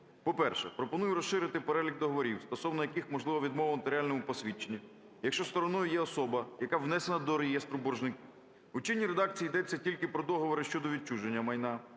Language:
Ukrainian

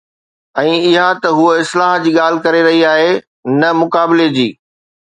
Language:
Sindhi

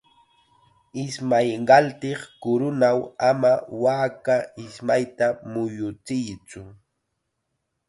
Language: Chiquián Ancash Quechua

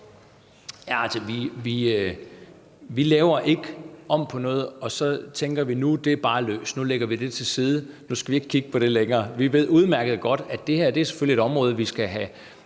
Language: Danish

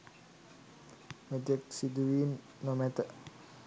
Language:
Sinhala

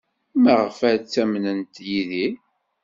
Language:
Kabyle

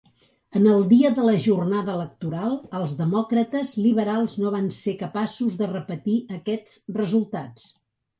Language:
Catalan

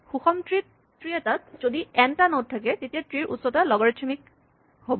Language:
Assamese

